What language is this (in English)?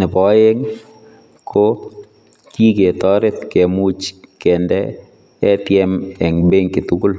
Kalenjin